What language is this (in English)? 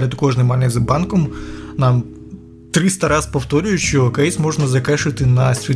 Ukrainian